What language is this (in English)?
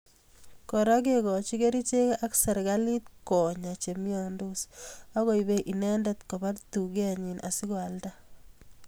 Kalenjin